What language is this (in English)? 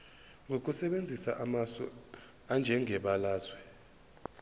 Zulu